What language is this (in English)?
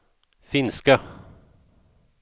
Swedish